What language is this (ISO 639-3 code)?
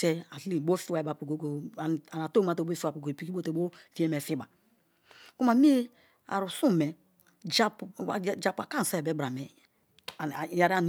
ijn